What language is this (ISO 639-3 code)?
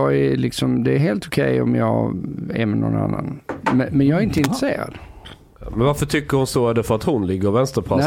swe